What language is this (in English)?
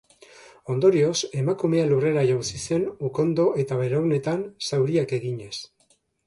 Basque